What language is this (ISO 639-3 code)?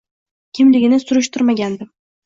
uzb